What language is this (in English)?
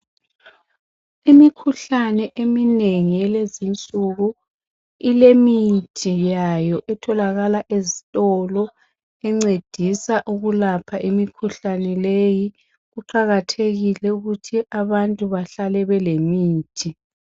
North Ndebele